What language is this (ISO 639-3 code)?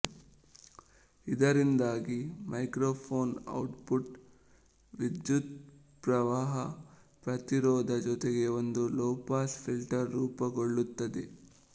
kan